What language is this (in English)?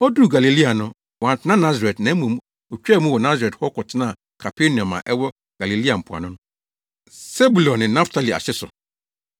Akan